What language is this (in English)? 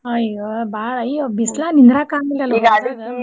Kannada